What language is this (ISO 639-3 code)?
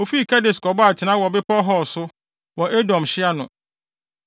aka